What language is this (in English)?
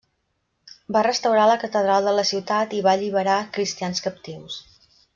Catalan